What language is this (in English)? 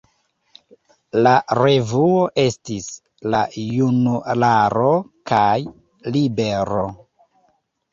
Esperanto